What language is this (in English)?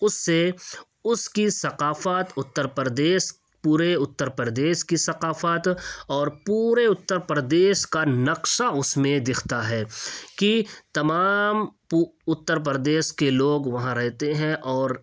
Urdu